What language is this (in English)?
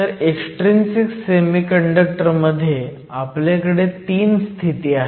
Marathi